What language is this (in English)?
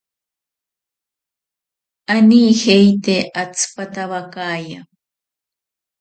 Ashéninka Perené